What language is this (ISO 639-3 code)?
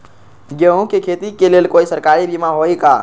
mag